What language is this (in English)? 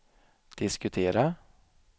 Swedish